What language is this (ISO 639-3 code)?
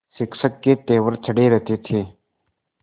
hin